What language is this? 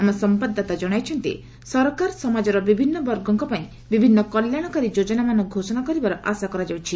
Odia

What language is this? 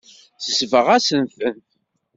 Kabyle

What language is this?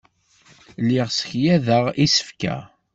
Kabyle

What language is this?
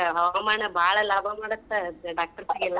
Kannada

